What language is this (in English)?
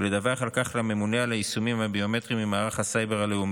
Hebrew